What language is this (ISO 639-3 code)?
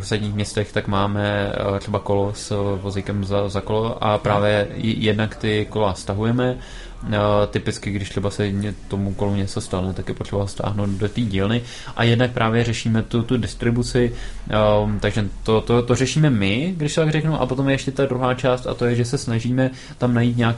ces